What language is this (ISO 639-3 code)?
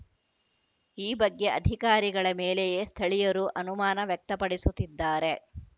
kan